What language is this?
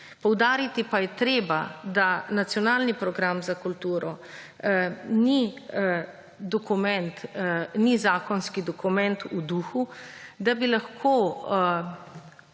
Slovenian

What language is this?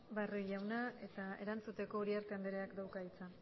Basque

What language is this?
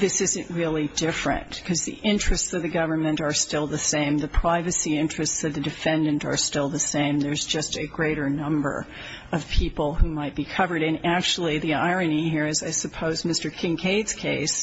English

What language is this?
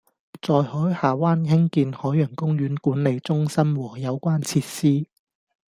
Cantonese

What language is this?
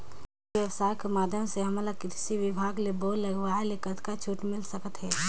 Chhattisgarhi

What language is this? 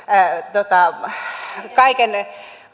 Finnish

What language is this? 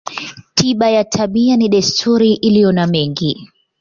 Swahili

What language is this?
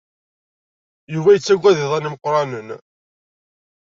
Kabyle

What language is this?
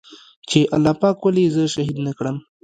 Pashto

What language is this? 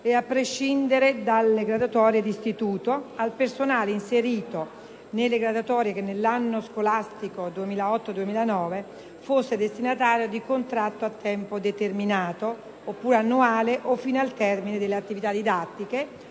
Italian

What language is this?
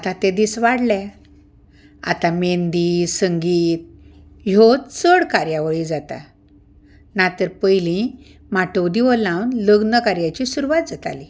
Konkani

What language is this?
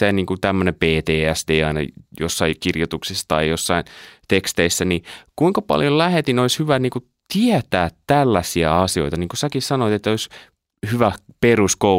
Finnish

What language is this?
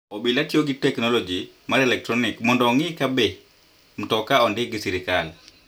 Luo (Kenya and Tanzania)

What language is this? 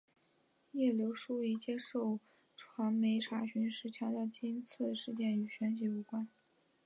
Chinese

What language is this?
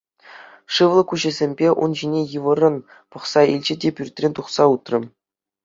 Chuvash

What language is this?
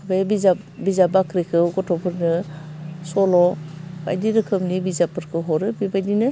Bodo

